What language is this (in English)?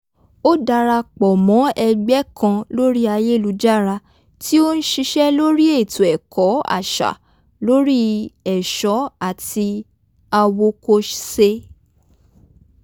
Yoruba